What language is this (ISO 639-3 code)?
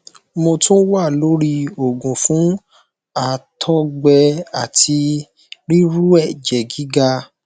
yor